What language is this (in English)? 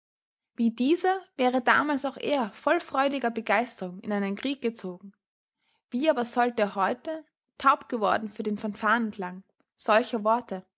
German